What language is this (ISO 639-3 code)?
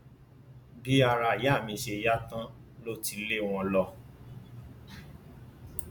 yor